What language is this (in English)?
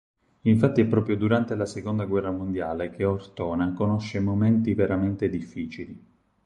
Italian